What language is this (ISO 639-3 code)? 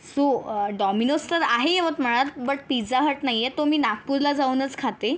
mar